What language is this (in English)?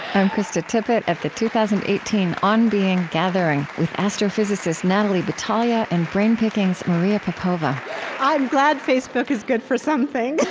English